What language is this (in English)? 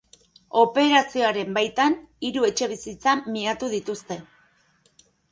Basque